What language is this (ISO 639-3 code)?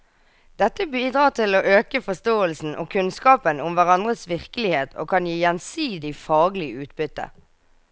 nor